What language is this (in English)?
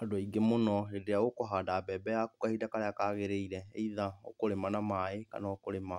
Kikuyu